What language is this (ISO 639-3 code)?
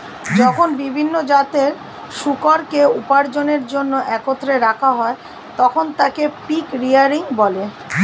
ben